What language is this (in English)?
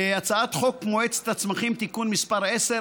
Hebrew